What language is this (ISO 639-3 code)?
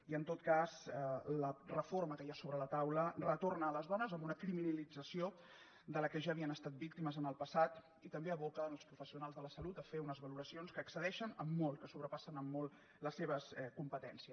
cat